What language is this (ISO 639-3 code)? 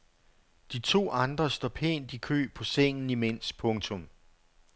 dan